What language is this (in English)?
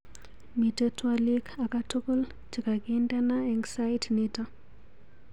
Kalenjin